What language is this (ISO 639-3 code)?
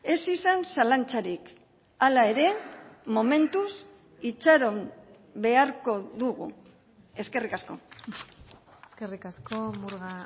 eus